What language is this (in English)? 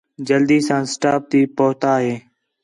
Khetrani